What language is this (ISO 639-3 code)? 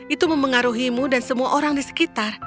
ind